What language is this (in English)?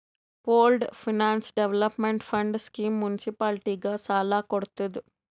Kannada